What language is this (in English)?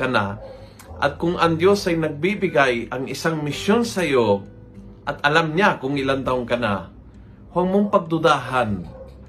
Filipino